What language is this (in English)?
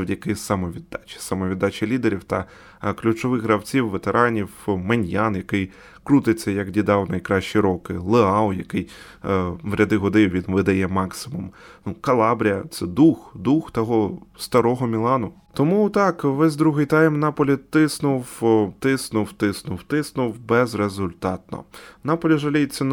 Ukrainian